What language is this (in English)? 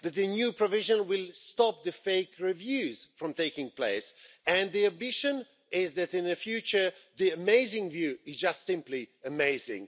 English